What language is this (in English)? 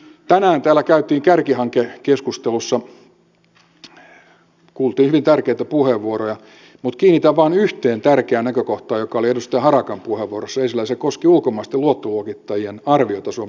Finnish